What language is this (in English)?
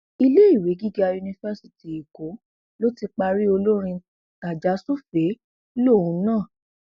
Yoruba